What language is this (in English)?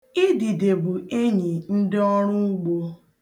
Igbo